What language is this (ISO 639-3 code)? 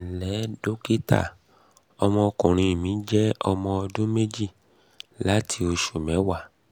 yor